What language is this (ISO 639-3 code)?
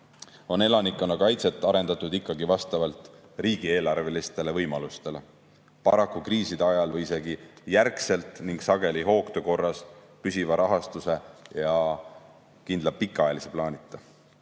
est